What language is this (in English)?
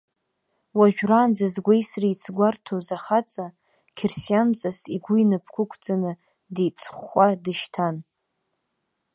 Abkhazian